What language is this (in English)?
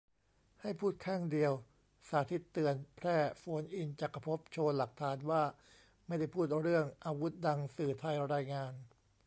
Thai